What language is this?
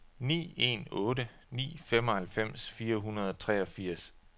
Danish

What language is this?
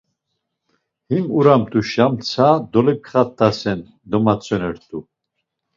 Laz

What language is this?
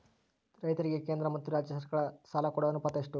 Kannada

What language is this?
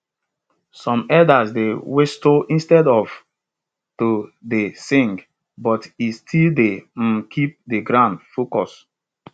Nigerian Pidgin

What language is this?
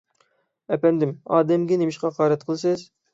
Uyghur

